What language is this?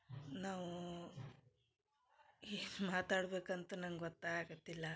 Kannada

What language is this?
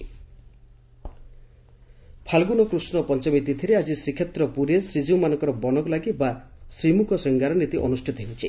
Odia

